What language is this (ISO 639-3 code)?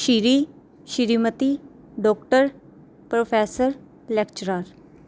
pan